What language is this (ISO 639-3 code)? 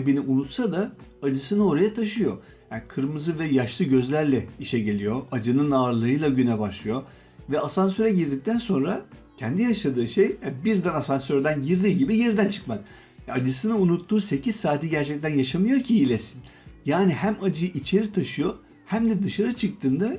tur